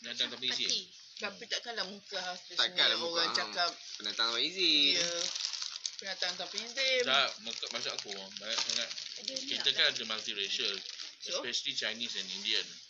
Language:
Malay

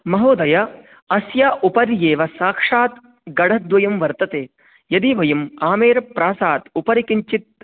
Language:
Sanskrit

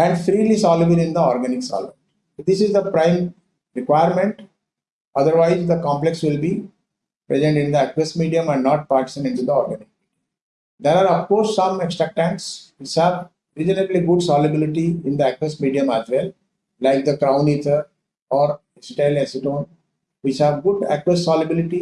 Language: English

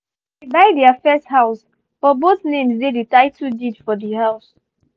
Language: Nigerian Pidgin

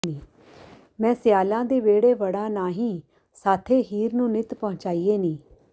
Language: Punjabi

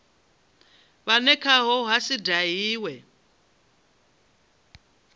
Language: Venda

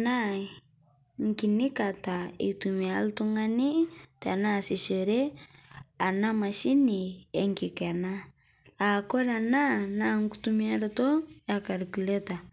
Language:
Masai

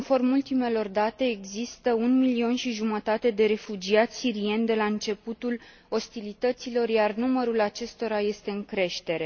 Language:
Romanian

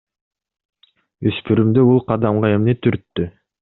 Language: Kyrgyz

